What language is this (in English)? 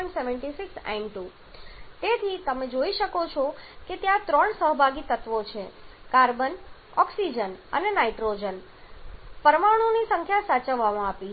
Gujarati